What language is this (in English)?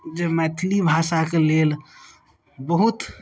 Maithili